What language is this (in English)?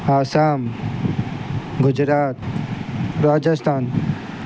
Sindhi